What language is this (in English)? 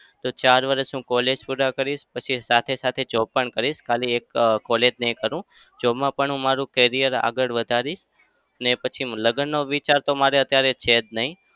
Gujarati